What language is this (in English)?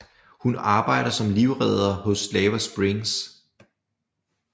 Danish